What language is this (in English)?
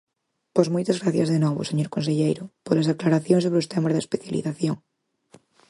Galician